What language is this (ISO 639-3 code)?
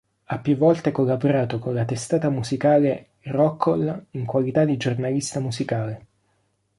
ita